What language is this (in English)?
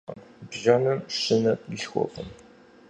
Kabardian